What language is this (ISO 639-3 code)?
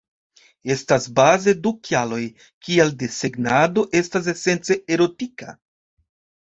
epo